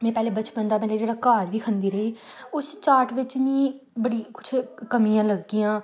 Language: Dogri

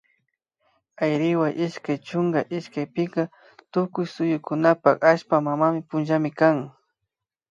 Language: Imbabura Highland Quichua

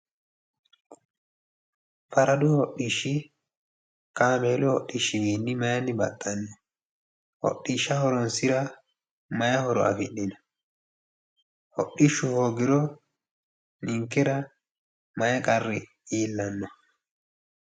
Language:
Sidamo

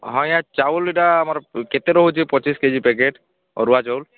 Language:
Odia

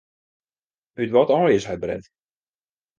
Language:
Western Frisian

